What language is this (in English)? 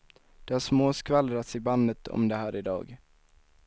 Swedish